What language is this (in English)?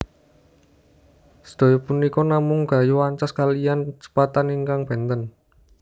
Javanese